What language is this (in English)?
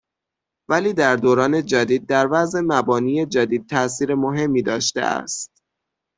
Persian